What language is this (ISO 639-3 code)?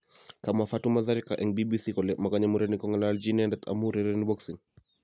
kln